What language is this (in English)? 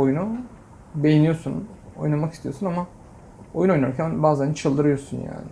Turkish